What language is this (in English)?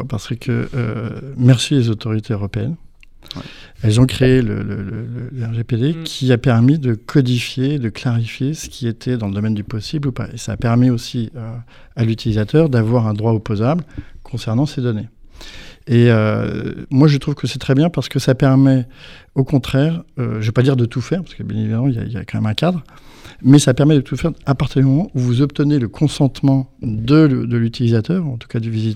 French